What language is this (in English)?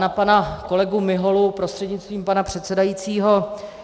Czech